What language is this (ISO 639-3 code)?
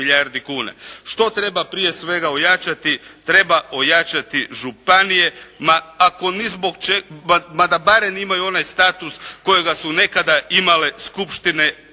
hrv